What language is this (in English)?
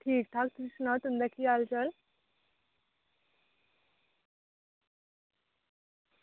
Dogri